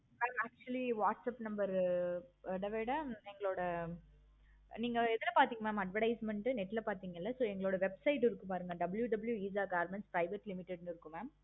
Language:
Tamil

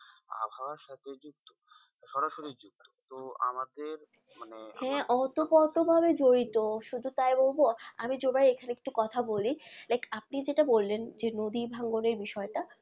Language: Bangla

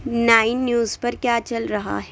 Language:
Urdu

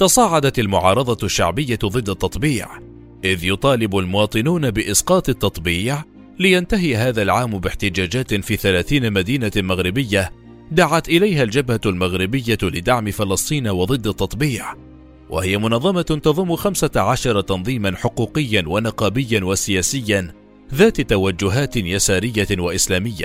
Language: Arabic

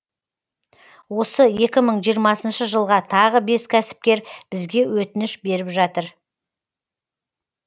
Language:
Kazakh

